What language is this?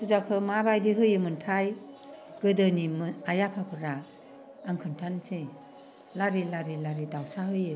Bodo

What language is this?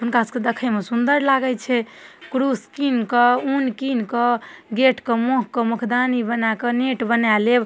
Maithili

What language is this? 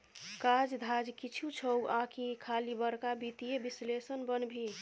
Maithili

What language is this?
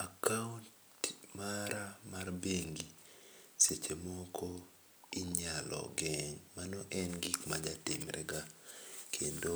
Luo (Kenya and Tanzania)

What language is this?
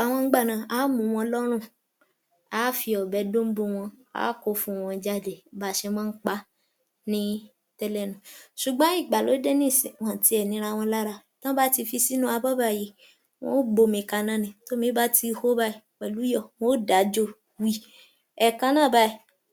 Yoruba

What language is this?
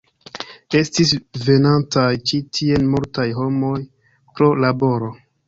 Esperanto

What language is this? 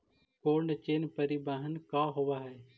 Magahi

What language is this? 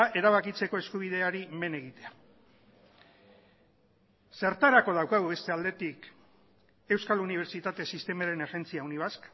Basque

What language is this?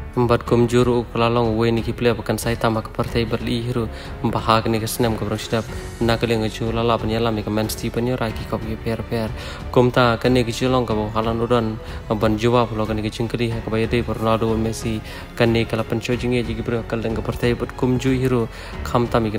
Indonesian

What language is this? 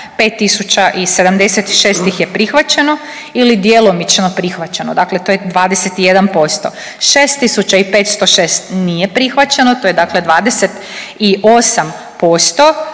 Croatian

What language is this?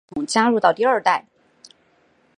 Chinese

